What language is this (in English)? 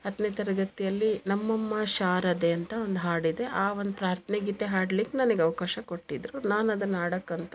Kannada